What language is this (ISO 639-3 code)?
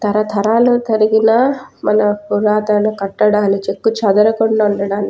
tel